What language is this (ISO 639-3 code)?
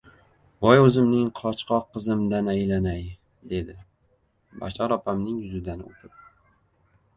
uzb